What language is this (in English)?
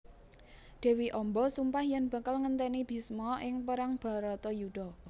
Javanese